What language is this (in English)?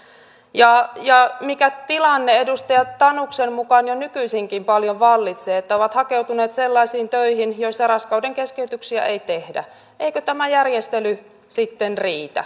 Finnish